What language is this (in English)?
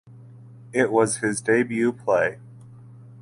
English